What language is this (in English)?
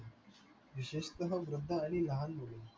Marathi